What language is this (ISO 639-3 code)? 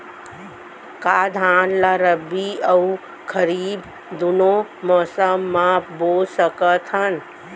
hne